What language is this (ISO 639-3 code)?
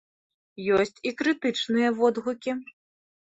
bel